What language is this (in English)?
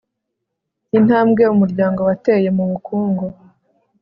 Kinyarwanda